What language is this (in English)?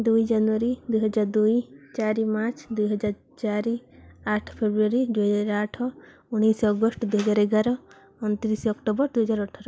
Odia